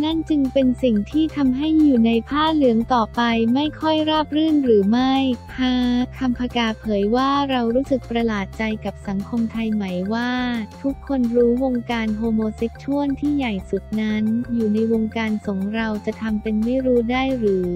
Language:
Thai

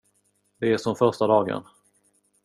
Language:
Swedish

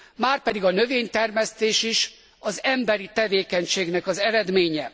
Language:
Hungarian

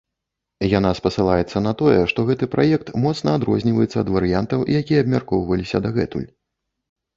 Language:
Belarusian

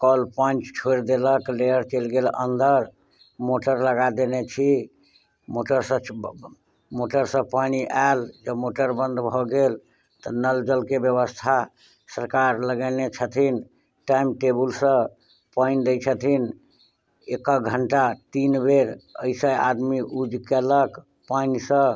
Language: Maithili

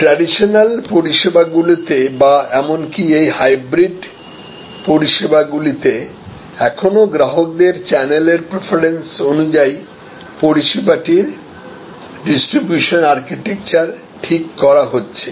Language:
Bangla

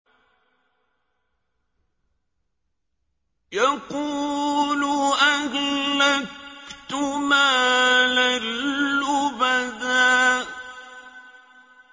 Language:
Arabic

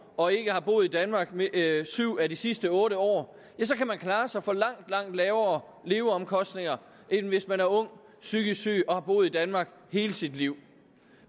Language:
Danish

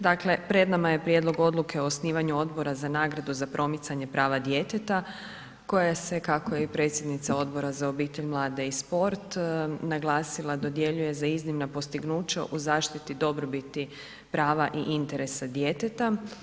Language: Croatian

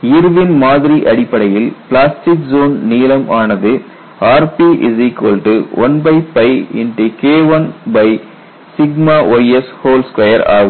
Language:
Tamil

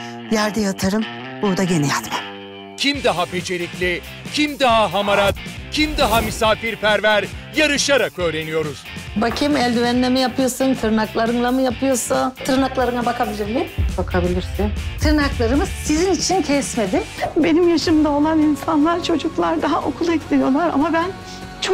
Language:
Turkish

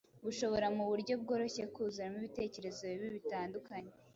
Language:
Kinyarwanda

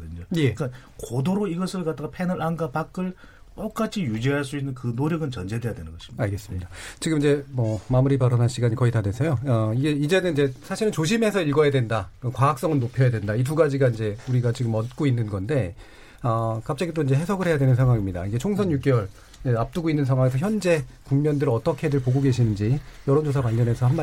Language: Korean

